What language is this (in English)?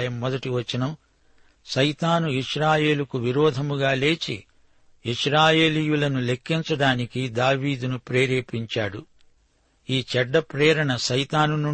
Telugu